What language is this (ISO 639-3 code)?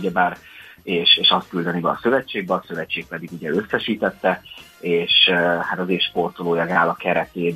hun